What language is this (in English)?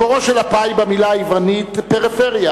Hebrew